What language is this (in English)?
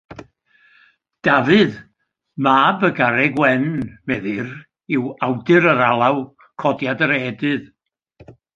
Welsh